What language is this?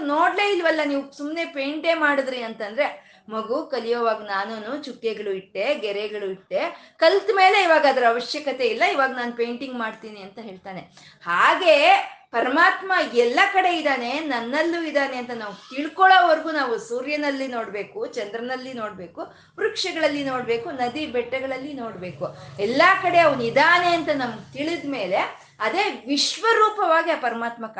Kannada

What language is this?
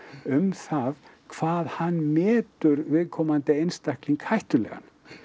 Icelandic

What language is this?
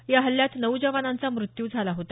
Marathi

